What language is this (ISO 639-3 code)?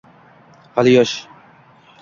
uzb